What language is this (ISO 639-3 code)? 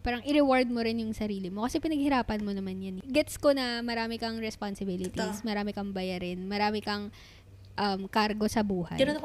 fil